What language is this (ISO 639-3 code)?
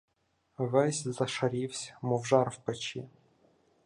ukr